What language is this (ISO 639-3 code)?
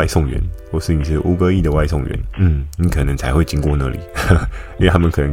zho